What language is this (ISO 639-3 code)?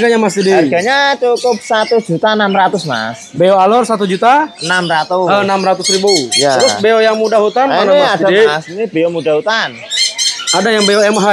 ind